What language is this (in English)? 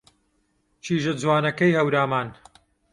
Central Kurdish